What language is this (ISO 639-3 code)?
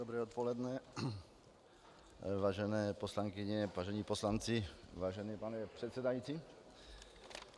ces